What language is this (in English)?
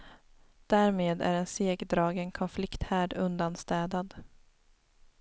Swedish